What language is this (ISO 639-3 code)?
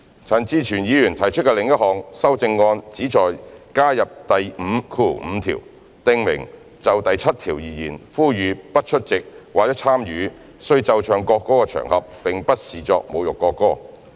yue